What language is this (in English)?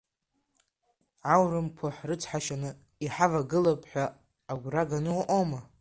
Abkhazian